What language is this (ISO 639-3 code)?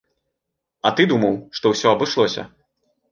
bel